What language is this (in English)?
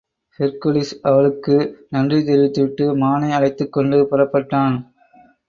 Tamil